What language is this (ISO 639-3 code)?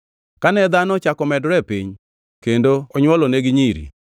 luo